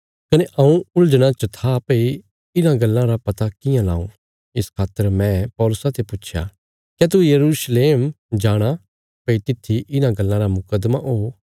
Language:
Bilaspuri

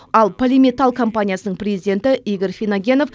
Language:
Kazakh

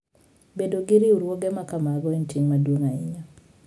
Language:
Luo (Kenya and Tanzania)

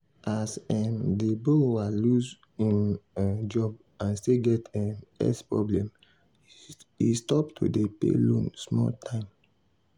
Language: Nigerian Pidgin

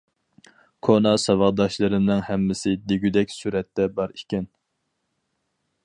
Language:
Uyghur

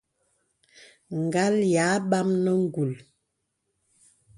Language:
Bebele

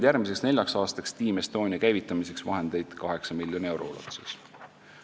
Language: Estonian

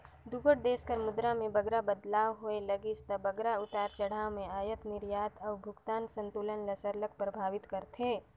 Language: Chhattisgarhi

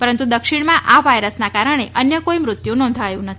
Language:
Gujarati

